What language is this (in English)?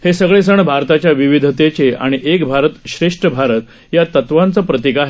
Marathi